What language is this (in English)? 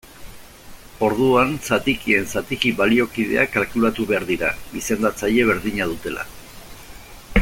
Basque